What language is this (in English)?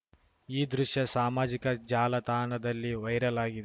Kannada